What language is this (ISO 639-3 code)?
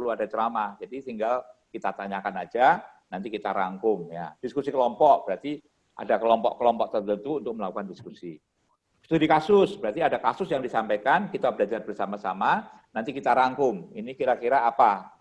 ind